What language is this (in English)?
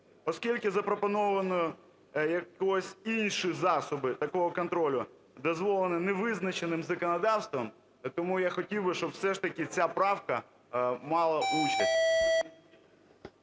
Ukrainian